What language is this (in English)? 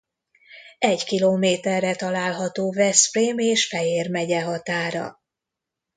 Hungarian